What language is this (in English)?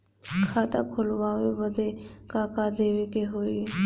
Bhojpuri